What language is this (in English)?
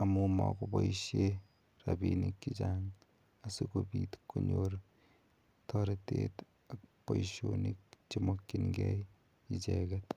Kalenjin